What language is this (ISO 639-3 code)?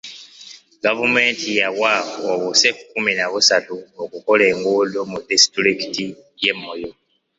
lug